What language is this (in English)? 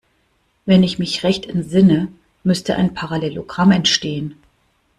German